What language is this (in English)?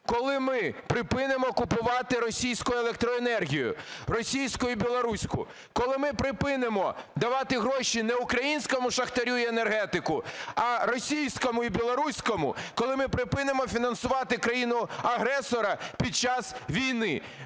Ukrainian